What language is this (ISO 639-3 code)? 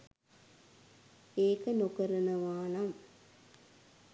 sin